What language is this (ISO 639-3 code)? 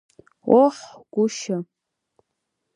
abk